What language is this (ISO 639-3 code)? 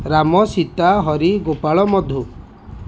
ori